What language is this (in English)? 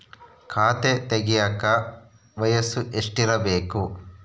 Kannada